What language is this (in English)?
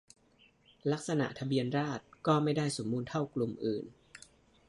Thai